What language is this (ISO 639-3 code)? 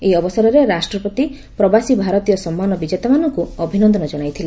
ori